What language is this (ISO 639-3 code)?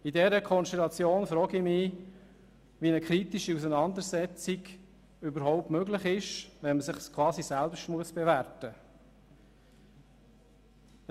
gsw